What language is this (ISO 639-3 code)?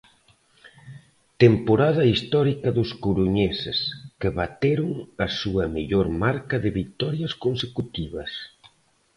glg